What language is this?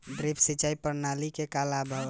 Bhojpuri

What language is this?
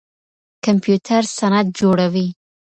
Pashto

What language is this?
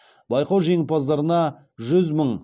Kazakh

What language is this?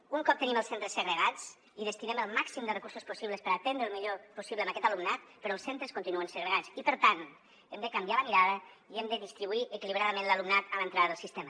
Catalan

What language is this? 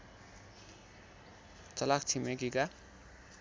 Nepali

